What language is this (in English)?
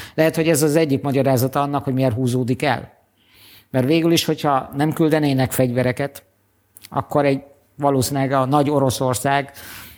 Hungarian